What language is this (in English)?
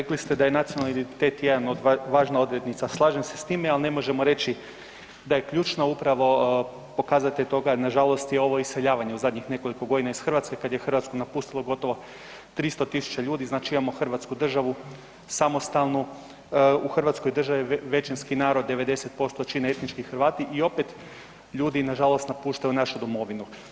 Croatian